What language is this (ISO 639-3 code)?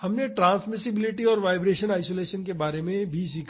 hin